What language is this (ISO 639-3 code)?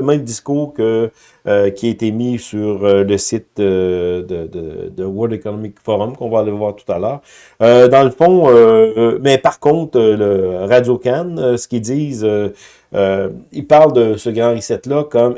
fra